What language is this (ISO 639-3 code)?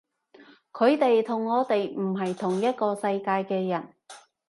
yue